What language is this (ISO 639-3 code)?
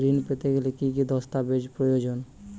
ben